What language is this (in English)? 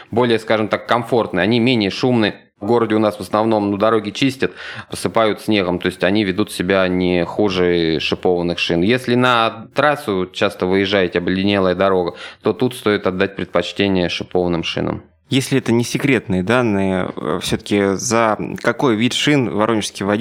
Russian